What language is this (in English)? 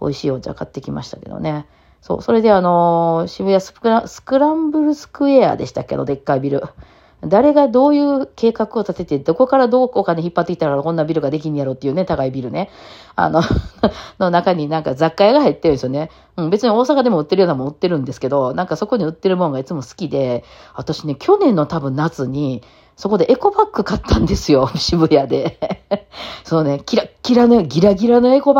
Japanese